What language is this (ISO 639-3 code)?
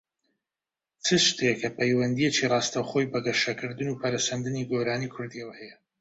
ckb